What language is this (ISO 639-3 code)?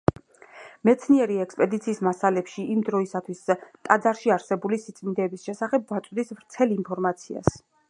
kat